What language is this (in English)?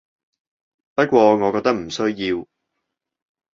Cantonese